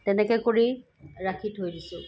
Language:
Assamese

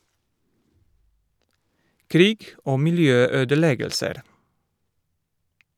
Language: Norwegian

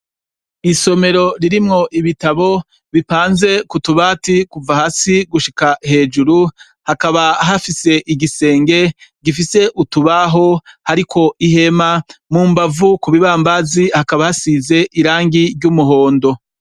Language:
Rundi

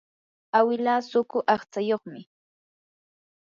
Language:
Yanahuanca Pasco Quechua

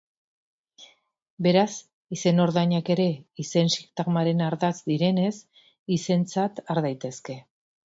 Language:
Basque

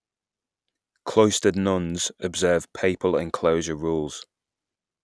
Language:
English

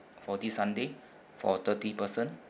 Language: English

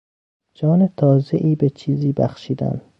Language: Persian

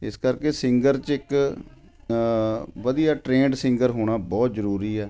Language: Punjabi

